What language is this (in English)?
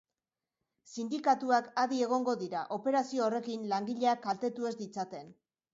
Basque